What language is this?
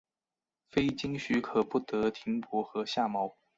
Chinese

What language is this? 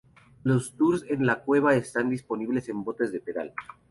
Spanish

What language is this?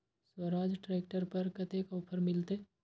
Maithili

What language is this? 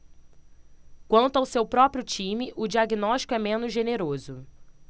Portuguese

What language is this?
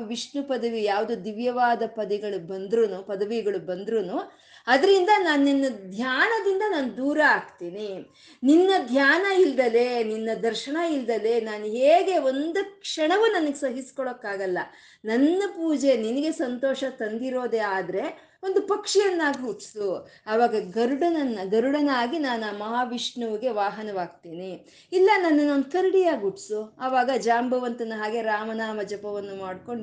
Kannada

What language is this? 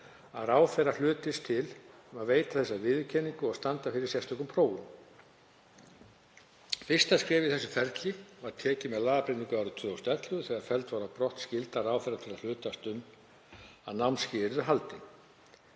Icelandic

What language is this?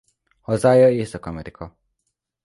Hungarian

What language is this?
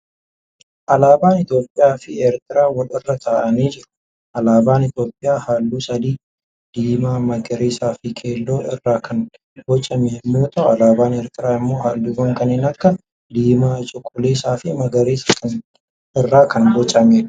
Oromo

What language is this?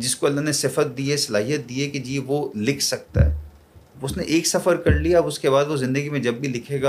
Urdu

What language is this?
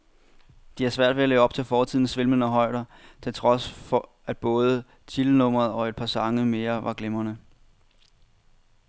Danish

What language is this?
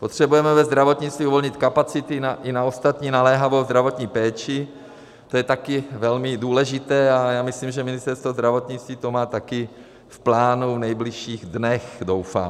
Czech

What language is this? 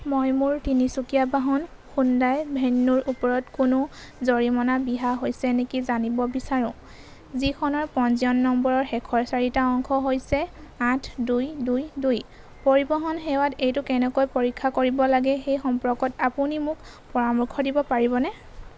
Assamese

